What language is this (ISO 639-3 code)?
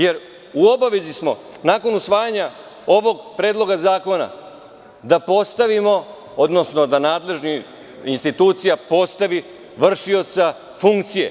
srp